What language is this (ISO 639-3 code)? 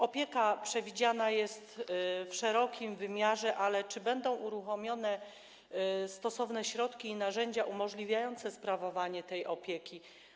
pol